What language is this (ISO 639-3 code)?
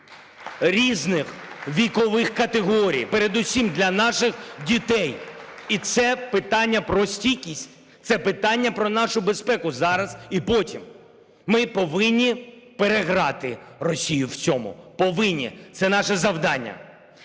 ukr